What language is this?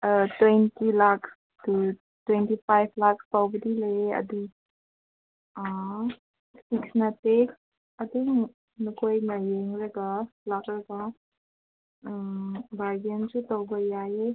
Manipuri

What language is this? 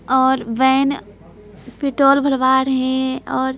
Hindi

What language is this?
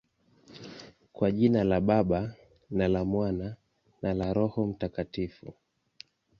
Swahili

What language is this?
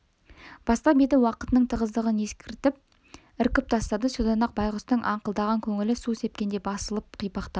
Kazakh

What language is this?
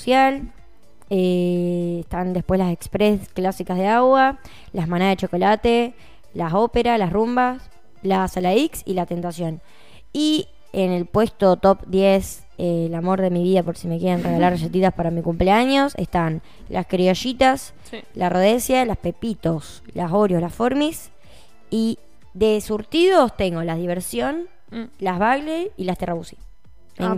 Spanish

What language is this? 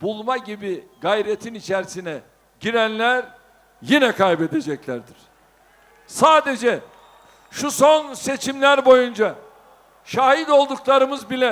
Turkish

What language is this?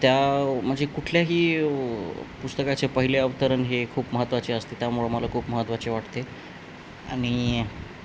Marathi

